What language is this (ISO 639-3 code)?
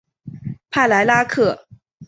zho